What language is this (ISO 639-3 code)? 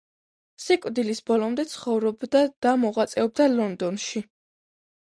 kat